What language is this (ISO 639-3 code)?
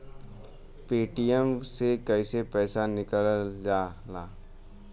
bho